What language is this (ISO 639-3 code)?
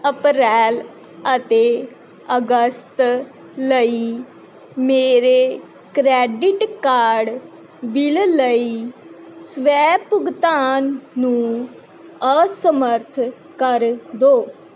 pan